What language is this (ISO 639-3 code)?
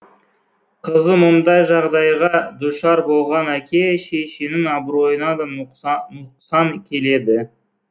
kaz